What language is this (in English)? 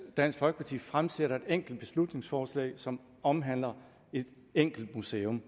Danish